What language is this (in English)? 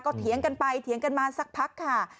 Thai